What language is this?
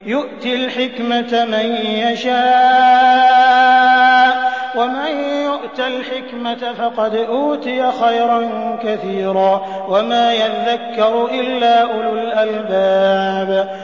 Arabic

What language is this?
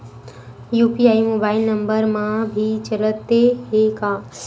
Chhattisgarhi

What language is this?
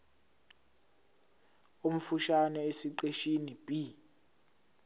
Zulu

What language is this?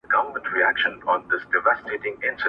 Pashto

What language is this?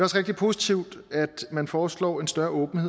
Danish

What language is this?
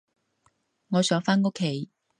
Cantonese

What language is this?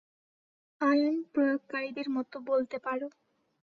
Bangla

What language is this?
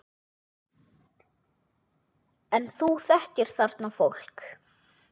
Icelandic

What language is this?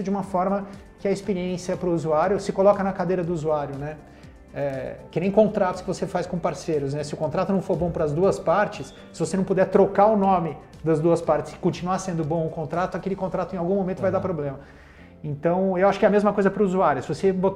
Portuguese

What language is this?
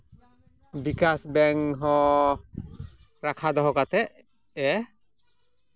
Santali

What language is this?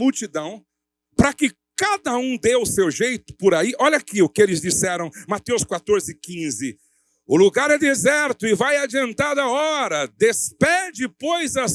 Portuguese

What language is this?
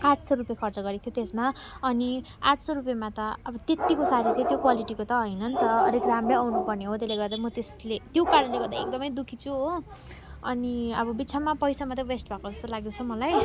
Nepali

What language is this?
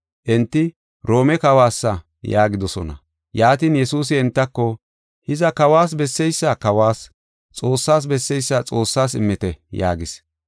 Gofa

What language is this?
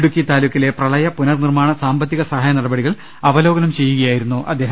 Malayalam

